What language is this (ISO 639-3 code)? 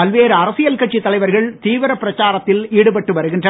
tam